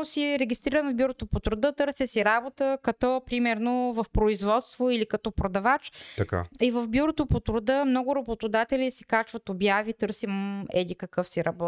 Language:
Bulgarian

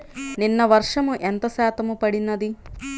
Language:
Telugu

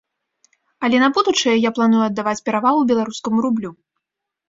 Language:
Belarusian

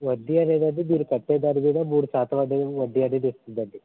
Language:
Telugu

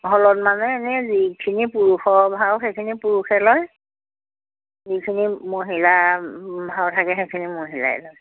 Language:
Assamese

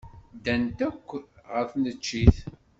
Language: Kabyle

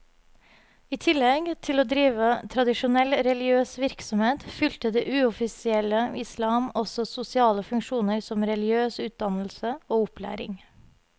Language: Norwegian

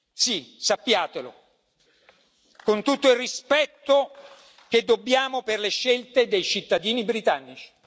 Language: Italian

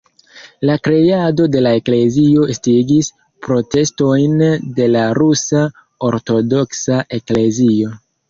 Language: Esperanto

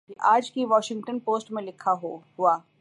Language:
Urdu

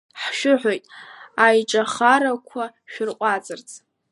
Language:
Abkhazian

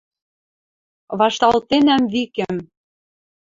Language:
Western Mari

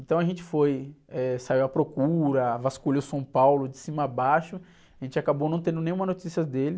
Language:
Portuguese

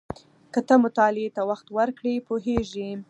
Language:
Pashto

